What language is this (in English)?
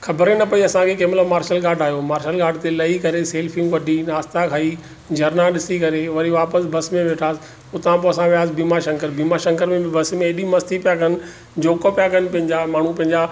Sindhi